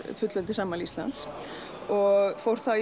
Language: Icelandic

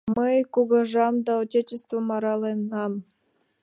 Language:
Mari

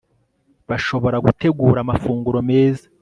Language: Kinyarwanda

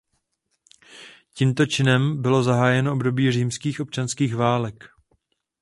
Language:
Czech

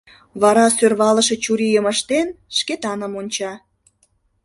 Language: Mari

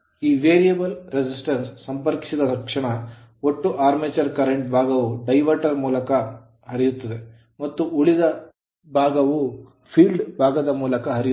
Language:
Kannada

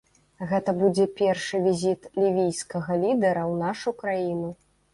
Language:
Belarusian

